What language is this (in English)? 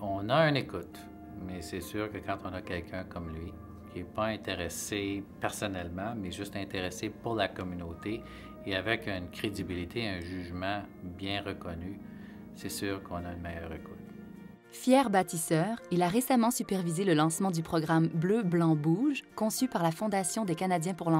French